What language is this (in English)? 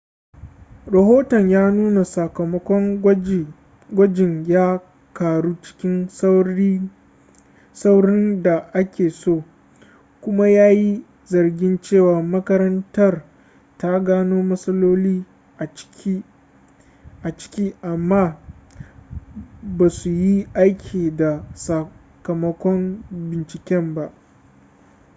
Hausa